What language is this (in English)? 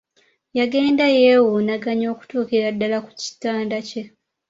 Ganda